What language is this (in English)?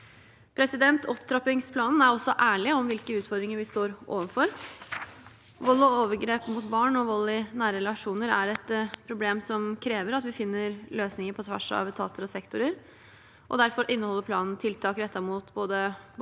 Norwegian